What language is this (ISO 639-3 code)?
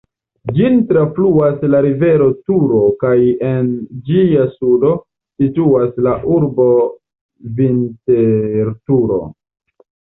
epo